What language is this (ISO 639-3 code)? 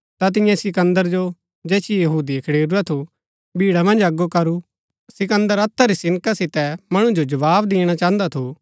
gbk